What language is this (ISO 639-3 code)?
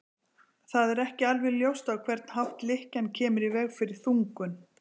isl